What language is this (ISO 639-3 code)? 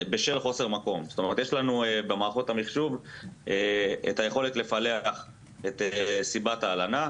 heb